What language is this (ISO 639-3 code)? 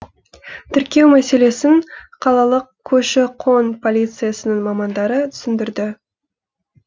kaz